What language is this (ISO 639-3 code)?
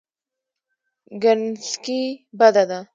pus